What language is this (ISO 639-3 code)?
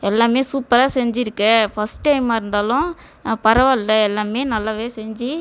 tam